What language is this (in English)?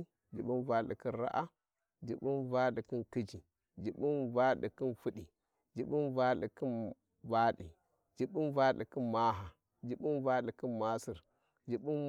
Warji